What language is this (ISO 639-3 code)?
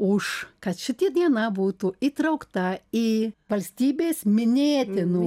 lit